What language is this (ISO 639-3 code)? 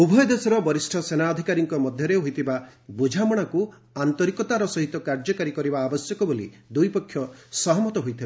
ori